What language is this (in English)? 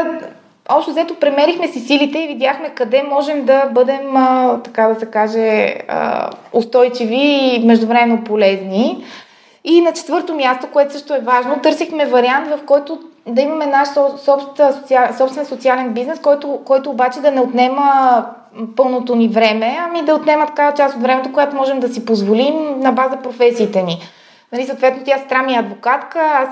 Bulgarian